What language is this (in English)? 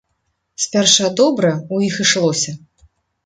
Belarusian